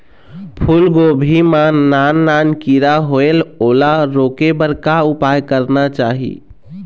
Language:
Chhattisgarhi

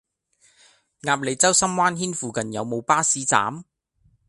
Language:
Cantonese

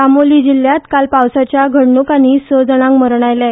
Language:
Konkani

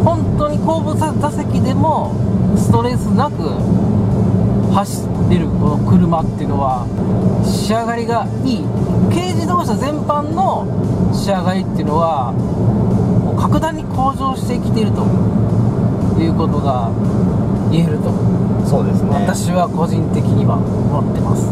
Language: Japanese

